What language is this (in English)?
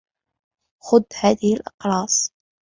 Arabic